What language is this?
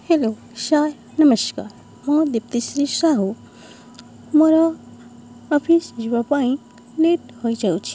Odia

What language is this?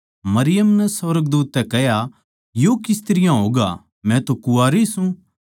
Haryanvi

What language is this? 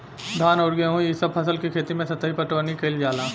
Bhojpuri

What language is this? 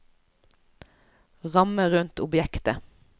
Norwegian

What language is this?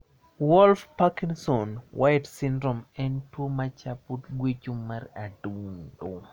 Luo (Kenya and Tanzania)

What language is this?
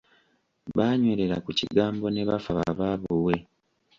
Ganda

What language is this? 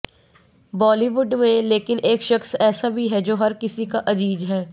Hindi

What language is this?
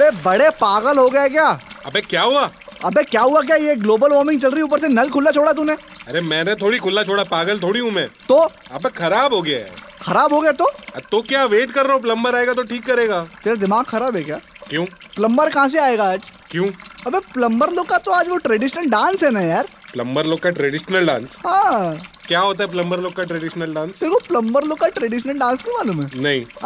Hindi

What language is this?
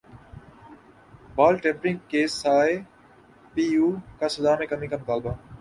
Urdu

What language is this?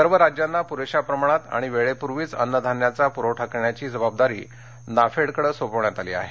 Marathi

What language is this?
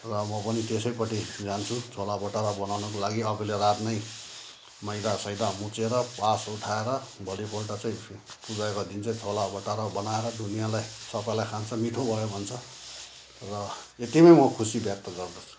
Nepali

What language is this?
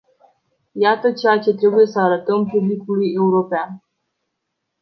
Romanian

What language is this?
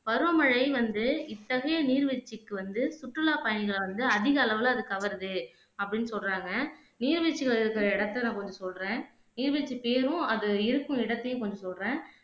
Tamil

